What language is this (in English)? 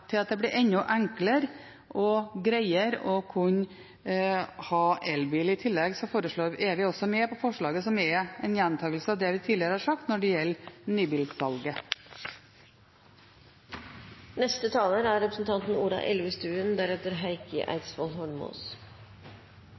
Norwegian Bokmål